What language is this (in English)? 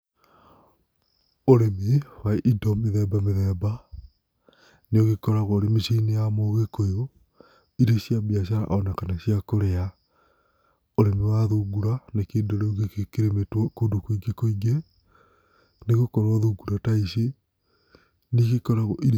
Kikuyu